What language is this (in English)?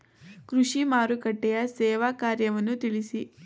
Kannada